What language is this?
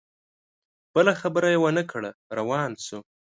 Pashto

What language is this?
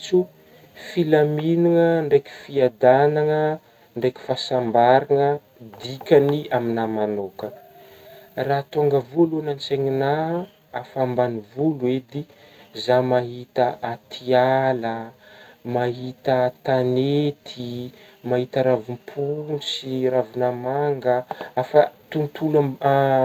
Northern Betsimisaraka Malagasy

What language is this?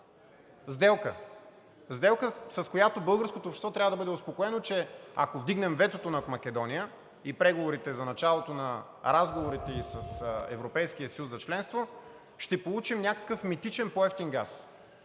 Bulgarian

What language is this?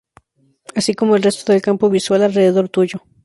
Spanish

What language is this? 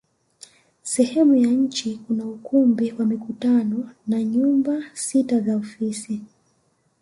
Swahili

